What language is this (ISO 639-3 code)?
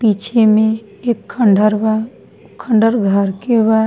bho